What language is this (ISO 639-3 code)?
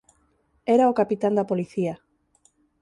glg